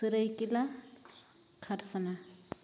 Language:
Santali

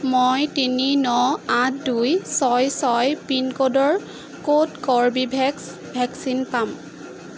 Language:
Assamese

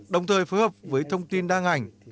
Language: Vietnamese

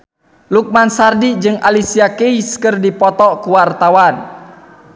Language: Sundanese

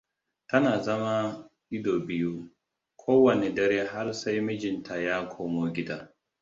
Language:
Hausa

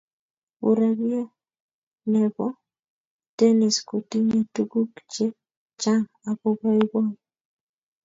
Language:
Kalenjin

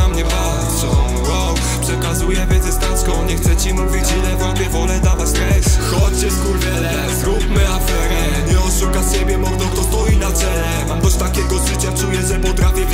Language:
Polish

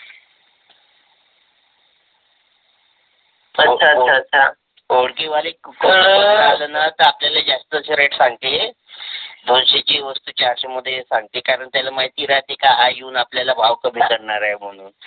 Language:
Marathi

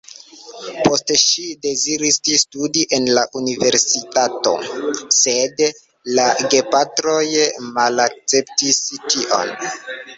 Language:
Esperanto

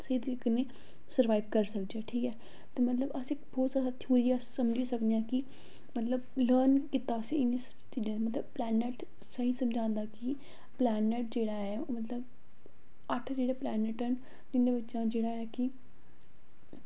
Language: Dogri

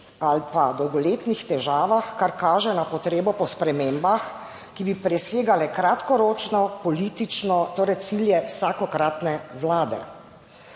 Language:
Slovenian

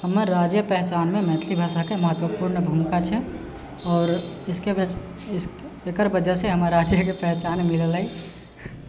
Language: Maithili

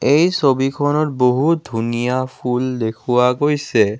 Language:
Assamese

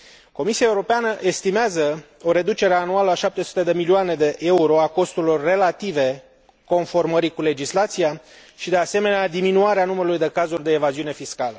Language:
Romanian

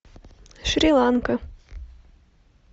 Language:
Russian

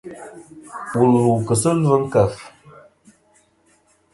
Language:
Kom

